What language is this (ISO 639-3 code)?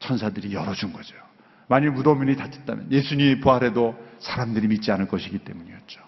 kor